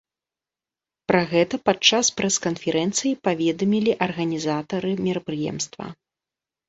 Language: Belarusian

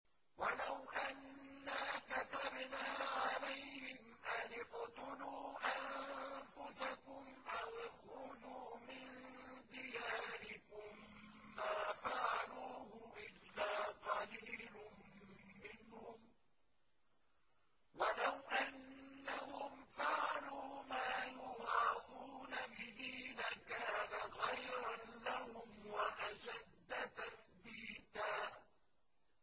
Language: Arabic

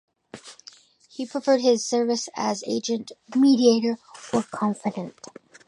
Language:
English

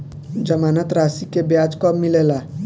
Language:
Bhojpuri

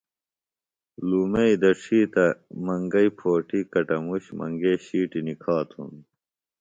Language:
Phalura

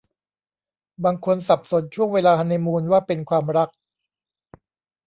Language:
Thai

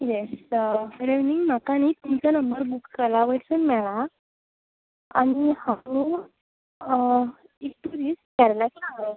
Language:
Konkani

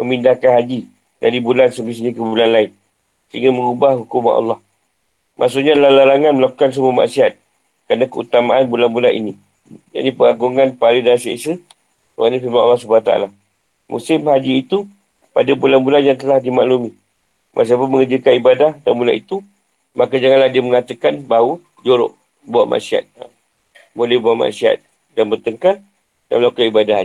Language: Malay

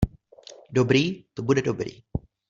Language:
Czech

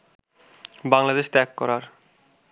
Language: Bangla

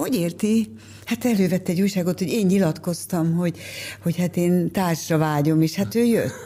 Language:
Hungarian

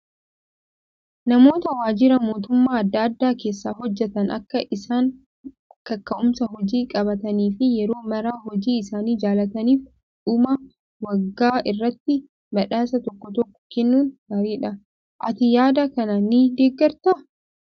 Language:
Oromo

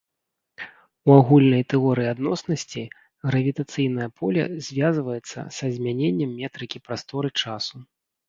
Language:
Belarusian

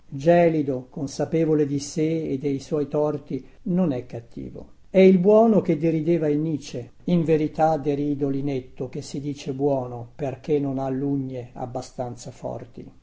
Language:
Italian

